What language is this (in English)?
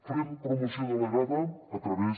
Catalan